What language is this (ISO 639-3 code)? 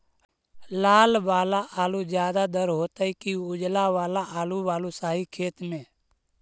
mag